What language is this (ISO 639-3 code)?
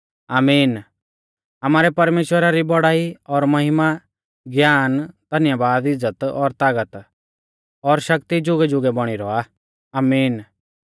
bfz